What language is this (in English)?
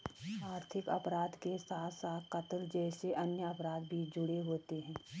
Hindi